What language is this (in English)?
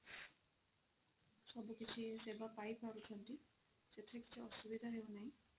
Odia